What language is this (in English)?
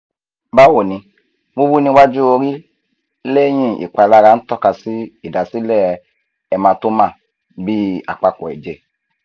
Yoruba